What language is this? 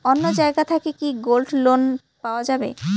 Bangla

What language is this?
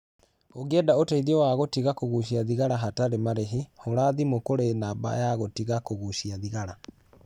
Kikuyu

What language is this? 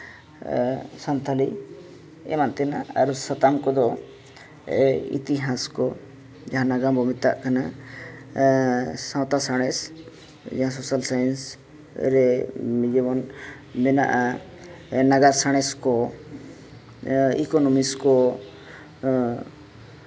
Santali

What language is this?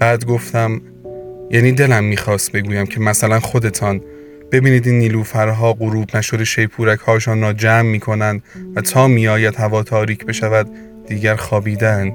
Persian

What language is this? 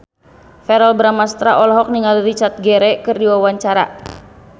Sundanese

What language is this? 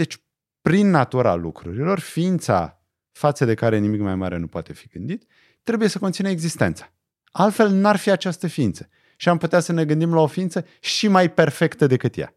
Romanian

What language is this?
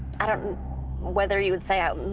English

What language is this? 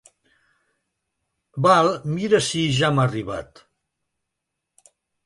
Catalan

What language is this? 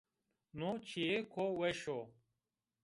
Zaza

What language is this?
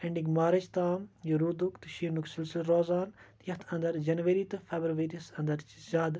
Kashmiri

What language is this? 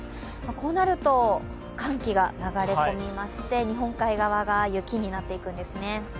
Japanese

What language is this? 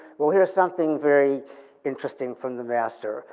English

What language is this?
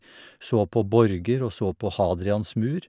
Norwegian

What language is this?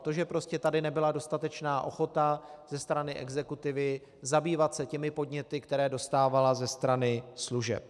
Czech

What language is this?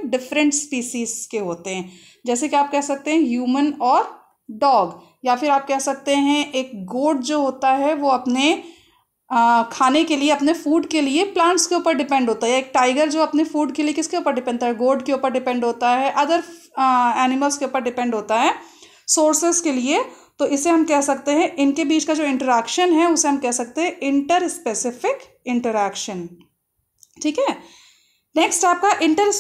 Hindi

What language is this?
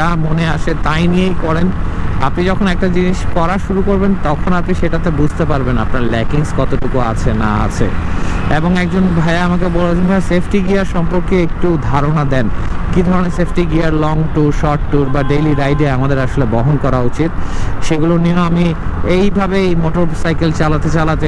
Hindi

